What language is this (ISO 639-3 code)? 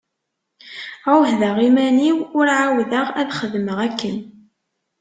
kab